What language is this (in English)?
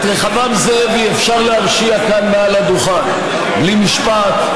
Hebrew